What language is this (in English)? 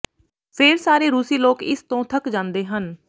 Punjabi